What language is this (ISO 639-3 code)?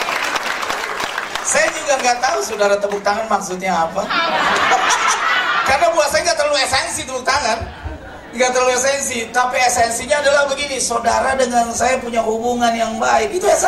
ind